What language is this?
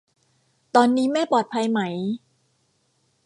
Thai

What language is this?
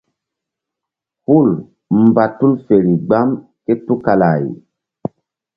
Mbum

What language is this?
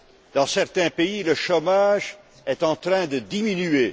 French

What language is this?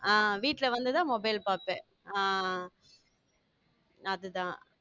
Tamil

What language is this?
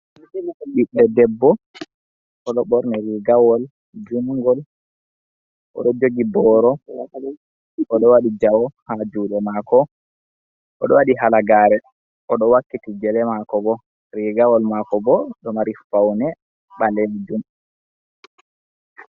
Fula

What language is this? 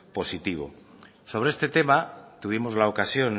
Spanish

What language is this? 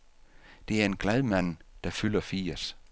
Danish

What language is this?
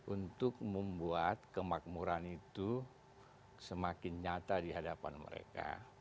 Indonesian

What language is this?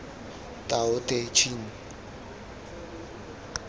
Tswana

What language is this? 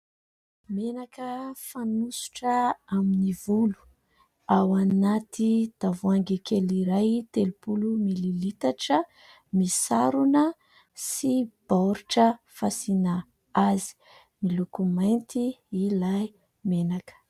Malagasy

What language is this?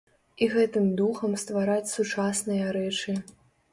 Belarusian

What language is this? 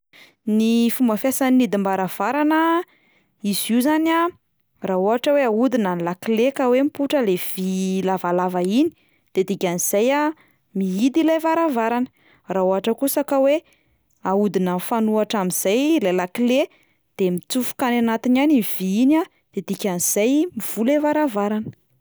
Malagasy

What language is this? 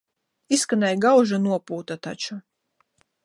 Latvian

